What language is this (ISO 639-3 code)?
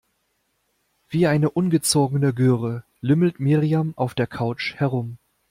deu